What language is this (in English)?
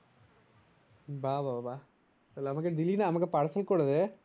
Bangla